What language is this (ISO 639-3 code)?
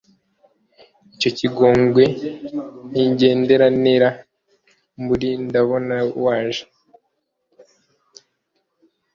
kin